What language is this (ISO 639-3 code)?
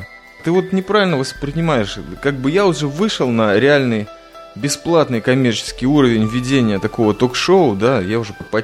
rus